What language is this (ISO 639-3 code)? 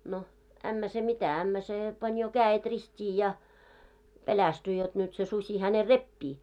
fin